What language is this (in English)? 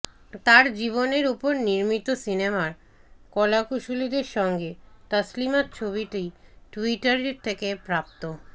Bangla